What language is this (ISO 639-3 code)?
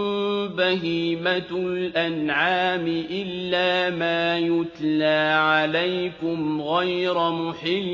ara